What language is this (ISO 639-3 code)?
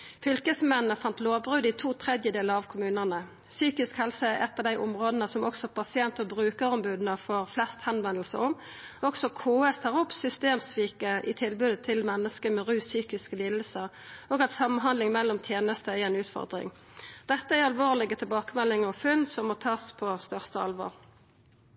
nno